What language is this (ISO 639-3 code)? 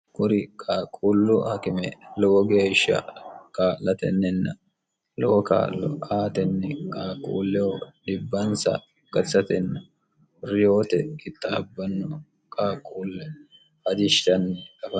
sid